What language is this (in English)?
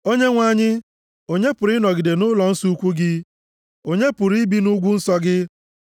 Igbo